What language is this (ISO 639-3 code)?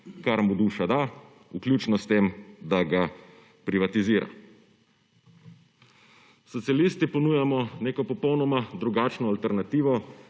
slv